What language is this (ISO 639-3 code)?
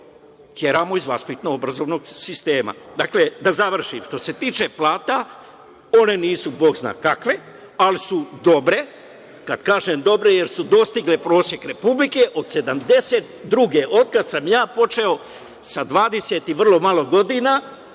srp